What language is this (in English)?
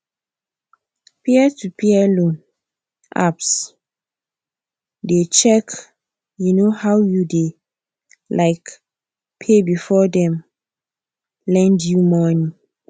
Nigerian Pidgin